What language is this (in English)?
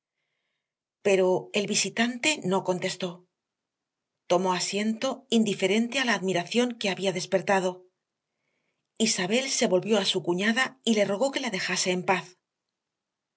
Spanish